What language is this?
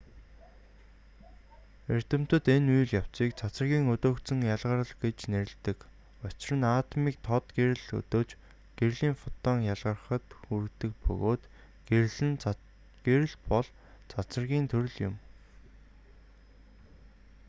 Mongolian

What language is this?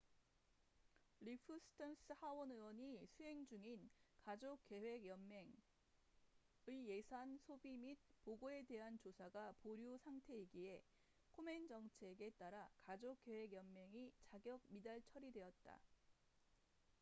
Korean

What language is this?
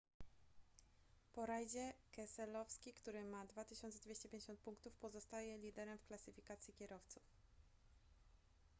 Polish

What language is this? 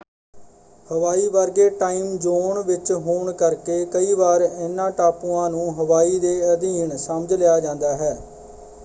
Punjabi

